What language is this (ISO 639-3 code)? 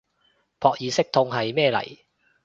yue